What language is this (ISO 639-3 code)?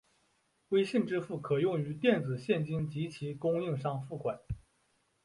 zho